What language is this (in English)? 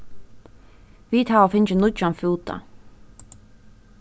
Faroese